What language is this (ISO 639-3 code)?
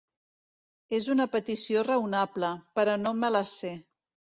cat